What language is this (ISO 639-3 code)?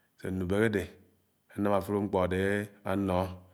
anw